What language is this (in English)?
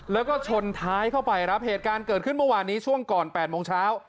Thai